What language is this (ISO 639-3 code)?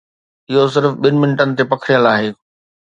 snd